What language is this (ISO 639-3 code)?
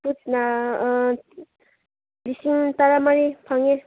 mni